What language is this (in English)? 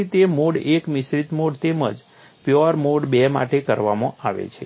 Gujarati